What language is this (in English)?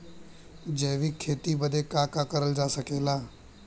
Bhojpuri